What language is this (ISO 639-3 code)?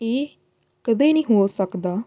pan